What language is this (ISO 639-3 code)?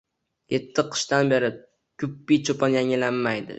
uzb